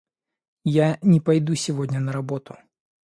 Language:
Russian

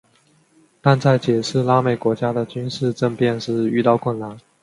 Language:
Chinese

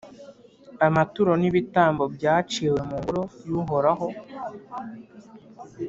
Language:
Kinyarwanda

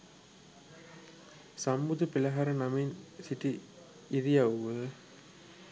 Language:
Sinhala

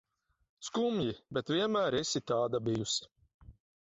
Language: Latvian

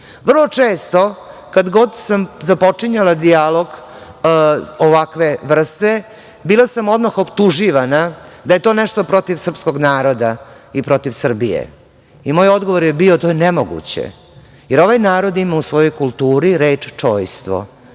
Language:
Serbian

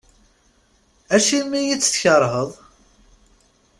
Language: Kabyle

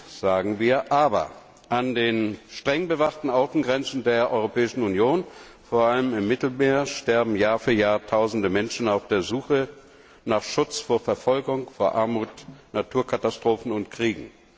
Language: German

